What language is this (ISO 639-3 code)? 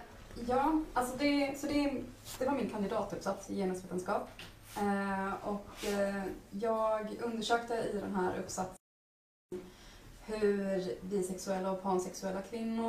swe